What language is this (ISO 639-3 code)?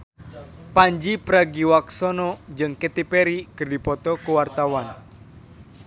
sun